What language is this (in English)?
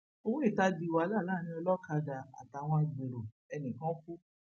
Yoruba